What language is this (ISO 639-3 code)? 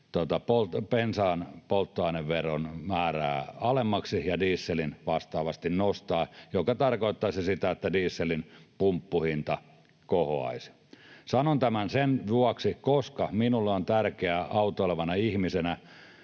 fin